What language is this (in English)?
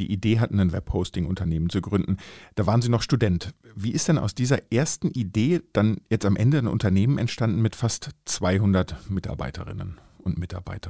German